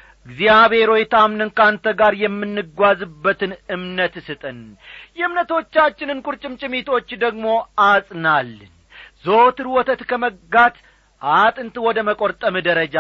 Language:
Amharic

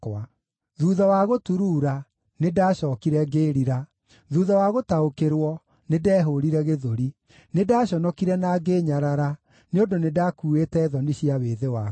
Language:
Kikuyu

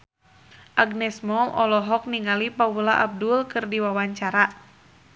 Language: Sundanese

